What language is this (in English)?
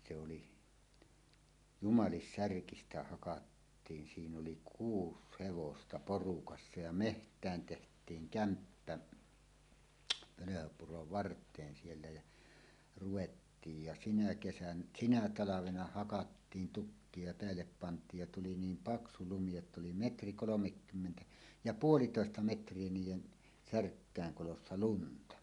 Finnish